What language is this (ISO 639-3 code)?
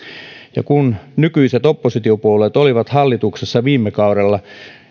fin